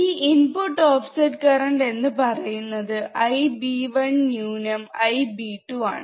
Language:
Malayalam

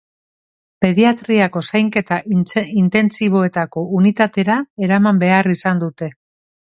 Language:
Basque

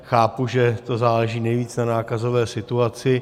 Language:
Czech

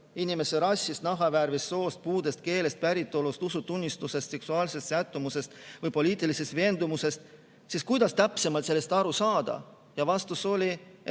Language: Estonian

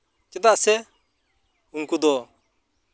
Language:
Santali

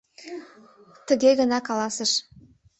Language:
Mari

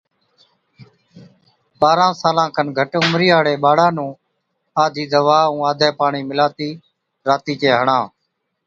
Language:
Od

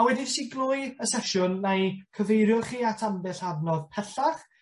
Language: Welsh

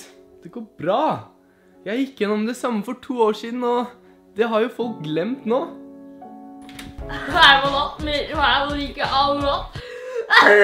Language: Dutch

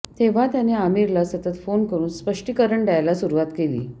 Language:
Marathi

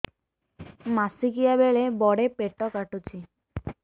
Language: Odia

